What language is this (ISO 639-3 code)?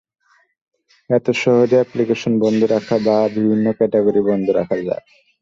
ben